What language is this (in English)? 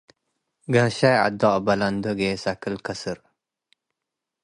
Tigre